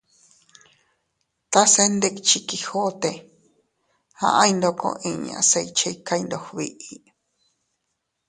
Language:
Teutila Cuicatec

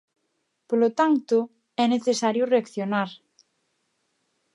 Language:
Galician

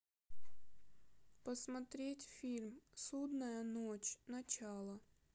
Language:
Russian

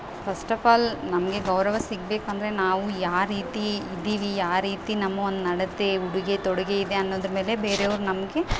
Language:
Kannada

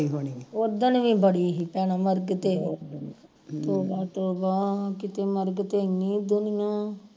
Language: Punjabi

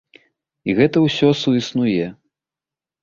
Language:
Belarusian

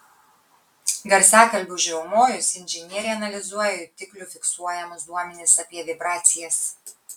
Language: Lithuanian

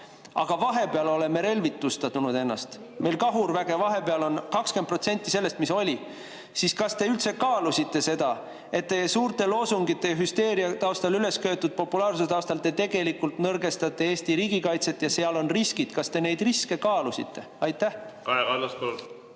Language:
Estonian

